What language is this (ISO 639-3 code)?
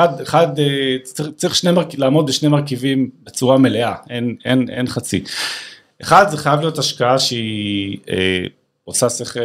heb